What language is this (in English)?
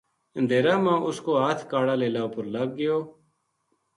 Gujari